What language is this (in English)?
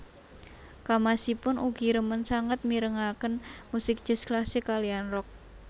Javanese